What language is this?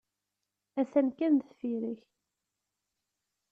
Kabyle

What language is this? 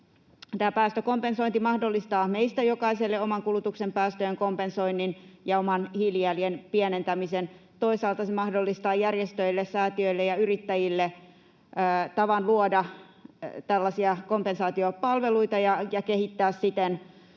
Finnish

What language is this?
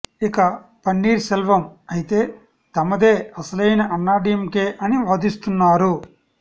Telugu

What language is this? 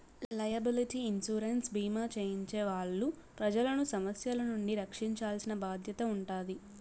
Telugu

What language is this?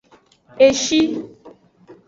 Aja (Benin)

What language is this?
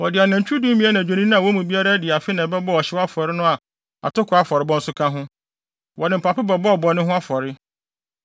Akan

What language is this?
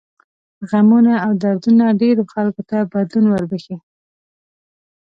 Pashto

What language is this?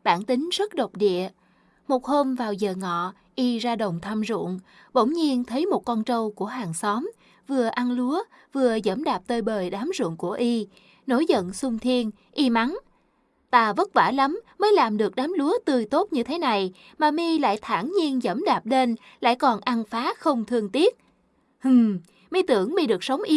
Vietnamese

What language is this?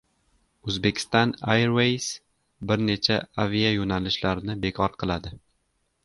Uzbek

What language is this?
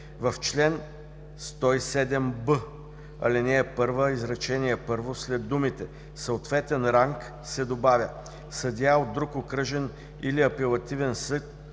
Bulgarian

